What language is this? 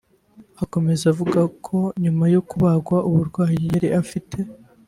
Kinyarwanda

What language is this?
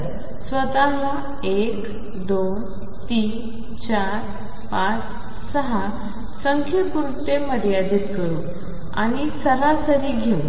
Marathi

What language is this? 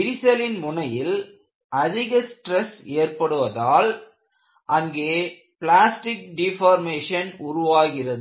Tamil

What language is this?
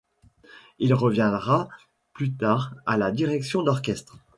French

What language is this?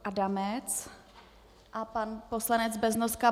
Czech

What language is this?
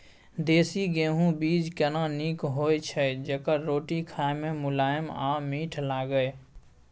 Maithili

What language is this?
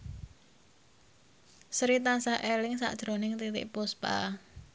Javanese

